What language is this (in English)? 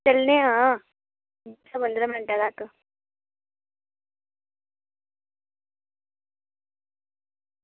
Dogri